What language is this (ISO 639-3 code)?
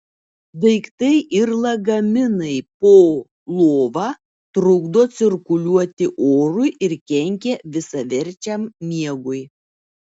lit